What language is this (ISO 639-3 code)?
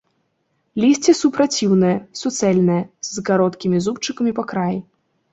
bel